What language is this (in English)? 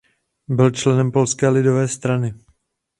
Czech